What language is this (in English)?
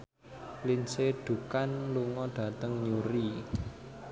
Javanese